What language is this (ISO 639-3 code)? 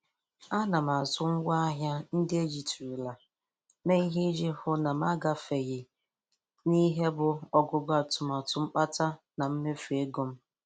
ibo